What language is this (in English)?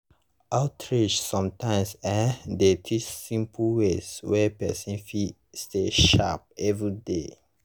Nigerian Pidgin